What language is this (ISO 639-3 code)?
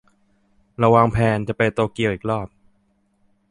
tha